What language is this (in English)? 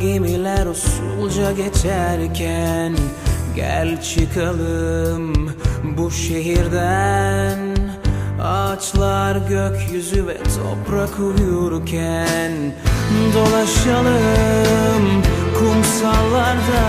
Turkish